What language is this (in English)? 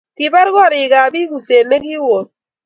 Kalenjin